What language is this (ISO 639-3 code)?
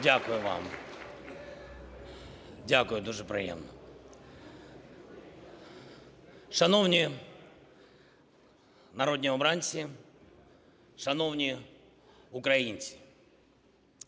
ukr